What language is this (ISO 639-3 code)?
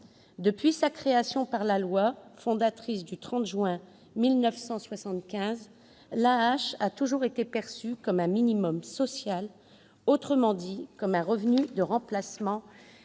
fra